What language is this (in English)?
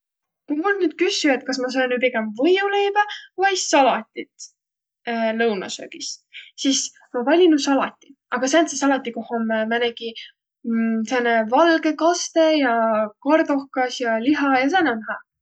Võro